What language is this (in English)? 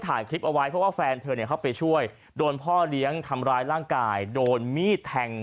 Thai